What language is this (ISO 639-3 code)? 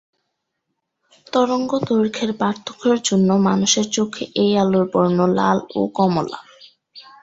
ben